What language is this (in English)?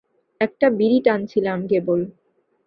Bangla